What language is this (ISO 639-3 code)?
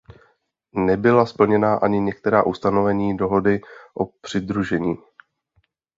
ces